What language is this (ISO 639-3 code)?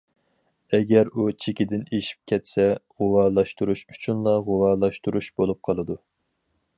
uig